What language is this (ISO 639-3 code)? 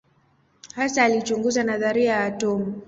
swa